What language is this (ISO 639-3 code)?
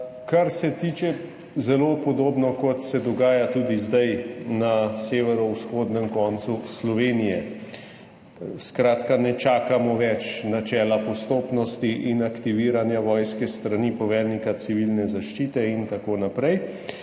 slv